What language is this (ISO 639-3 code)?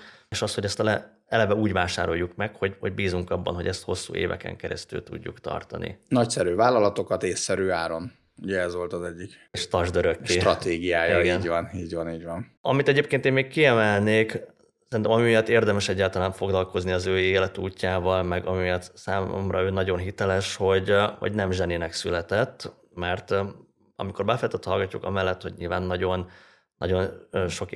hun